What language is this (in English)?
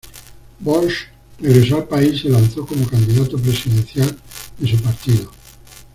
Spanish